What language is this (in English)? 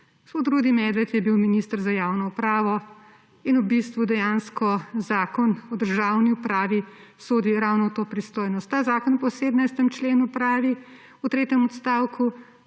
Slovenian